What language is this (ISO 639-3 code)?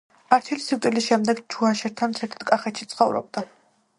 kat